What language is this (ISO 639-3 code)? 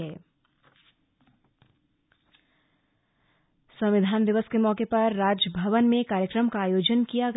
hin